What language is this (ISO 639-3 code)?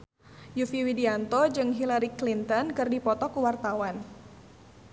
sun